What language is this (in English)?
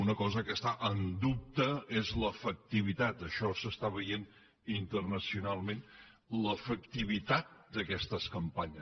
Catalan